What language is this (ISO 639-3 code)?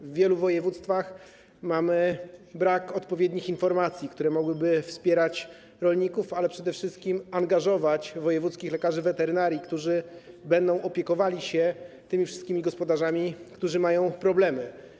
pol